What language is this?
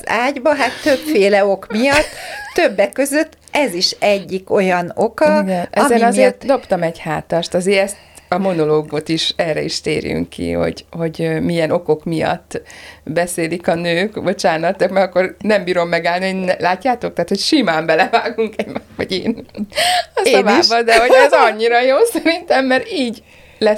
Hungarian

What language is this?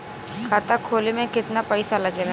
Bhojpuri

